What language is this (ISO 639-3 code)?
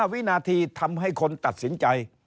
tha